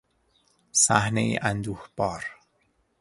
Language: Persian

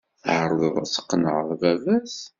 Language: Kabyle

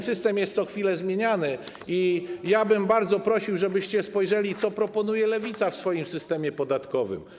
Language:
Polish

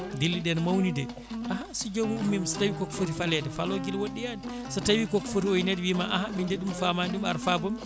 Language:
Fula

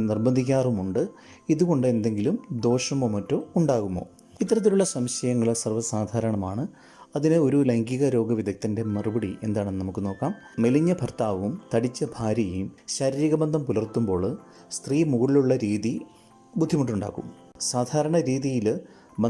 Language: Malayalam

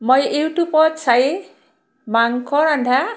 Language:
Assamese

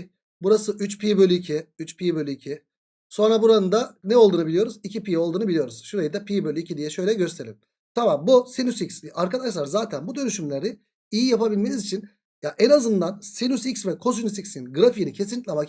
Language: Turkish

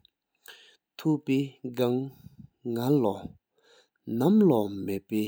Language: Sikkimese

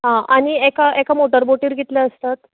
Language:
Konkani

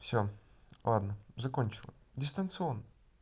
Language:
Russian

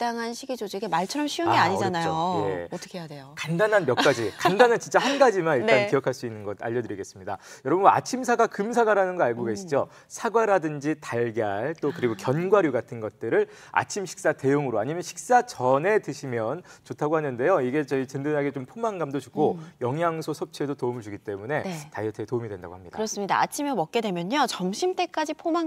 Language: Korean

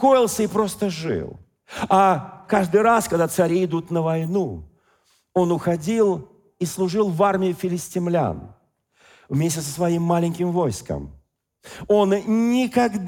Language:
Russian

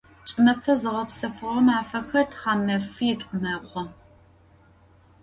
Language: Adyghe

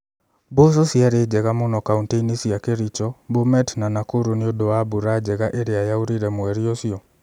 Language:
Kikuyu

